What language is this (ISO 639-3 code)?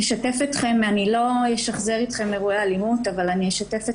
heb